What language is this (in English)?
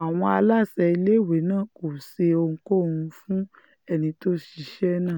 Yoruba